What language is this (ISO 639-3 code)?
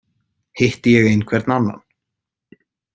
isl